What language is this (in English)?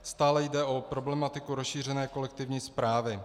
Czech